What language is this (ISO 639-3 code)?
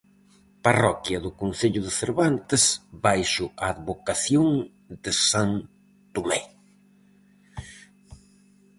glg